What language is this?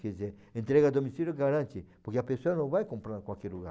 Portuguese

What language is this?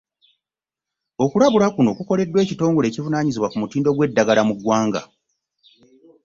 Ganda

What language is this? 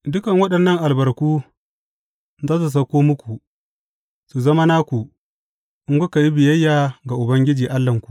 Hausa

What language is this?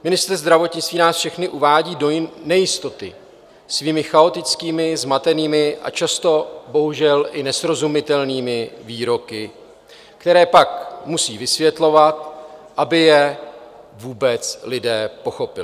Czech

